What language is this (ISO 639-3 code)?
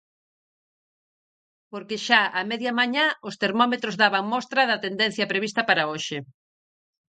glg